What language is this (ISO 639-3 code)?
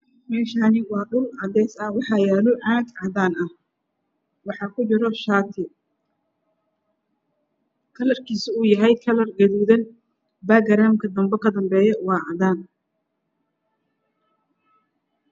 som